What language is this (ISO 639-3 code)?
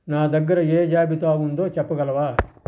tel